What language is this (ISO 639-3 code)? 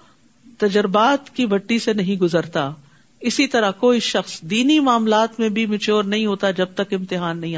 urd